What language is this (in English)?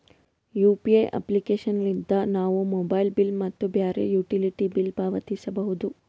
Kannada